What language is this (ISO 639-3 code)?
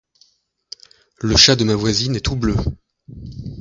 fra